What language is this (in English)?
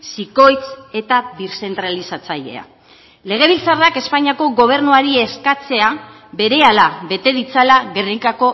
Basque